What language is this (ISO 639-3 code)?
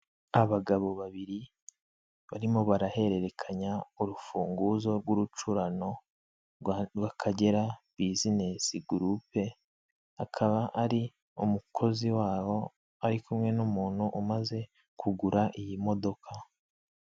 kin